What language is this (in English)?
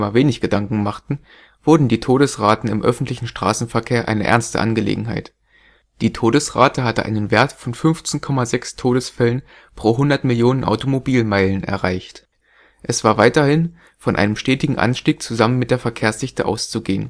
German